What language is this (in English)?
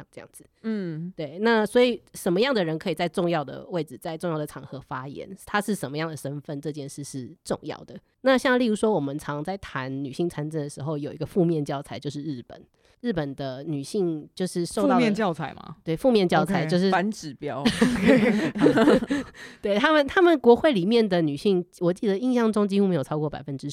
Chinese